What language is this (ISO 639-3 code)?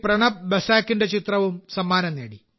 mal